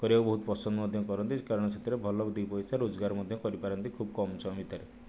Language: Odia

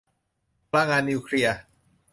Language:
Thai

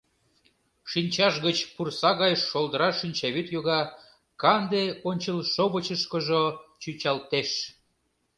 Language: Mari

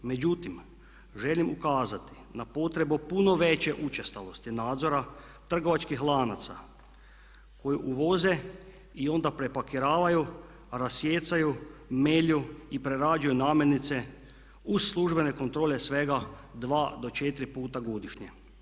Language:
Croatian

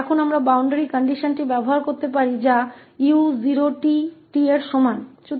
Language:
Hindi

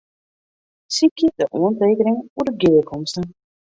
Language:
Western Frisian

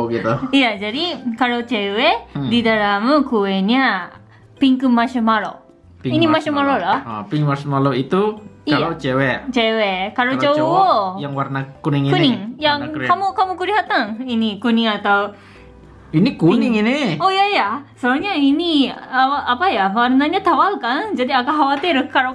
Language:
Indonesian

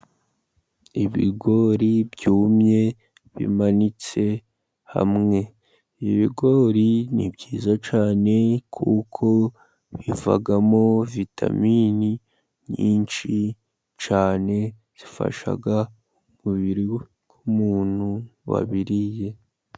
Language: Kinyarwanda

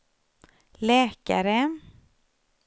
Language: Swedish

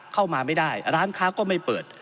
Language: Thai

